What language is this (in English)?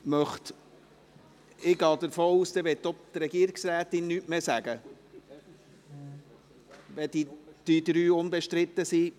Swiss German